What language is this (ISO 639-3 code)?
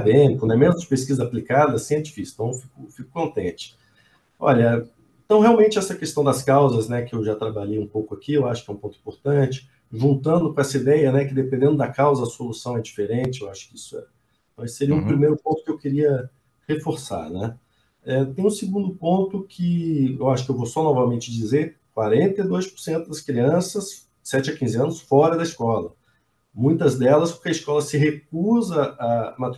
por